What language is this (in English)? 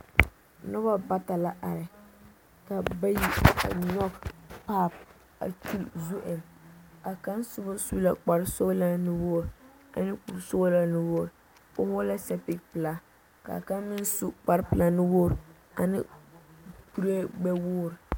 Southern Dagaare